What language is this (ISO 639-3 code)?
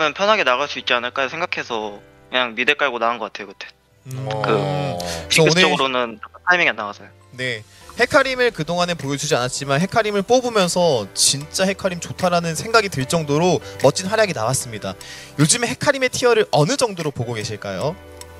kor